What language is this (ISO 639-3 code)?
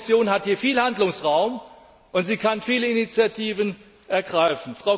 deu